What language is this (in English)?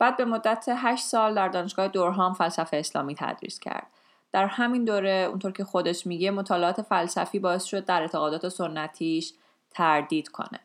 Persian